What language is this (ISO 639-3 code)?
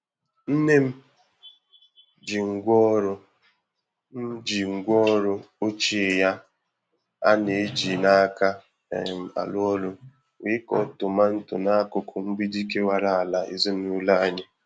ibo